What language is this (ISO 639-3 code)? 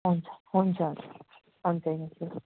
nep